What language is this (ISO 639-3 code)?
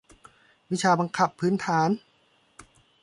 tha